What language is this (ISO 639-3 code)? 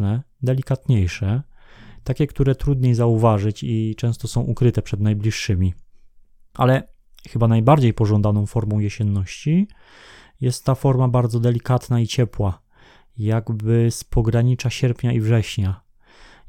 pol